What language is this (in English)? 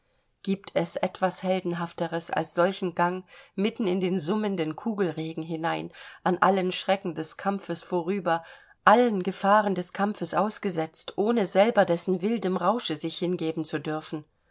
German